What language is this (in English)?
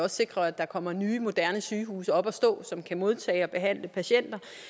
Danish